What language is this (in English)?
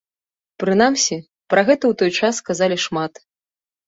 Belarusian